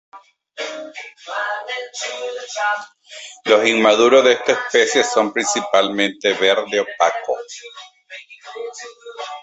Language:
Spanish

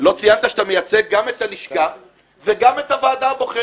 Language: Hebrew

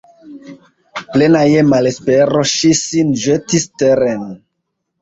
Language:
Esperanto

